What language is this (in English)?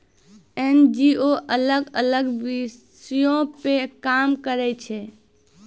Maithili